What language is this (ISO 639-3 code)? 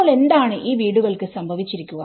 mal